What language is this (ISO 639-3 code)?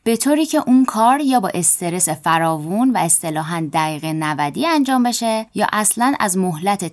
fas